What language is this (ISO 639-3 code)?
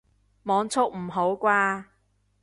yue